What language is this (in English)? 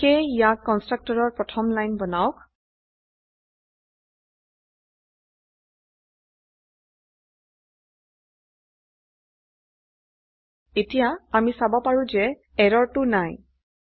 Assamese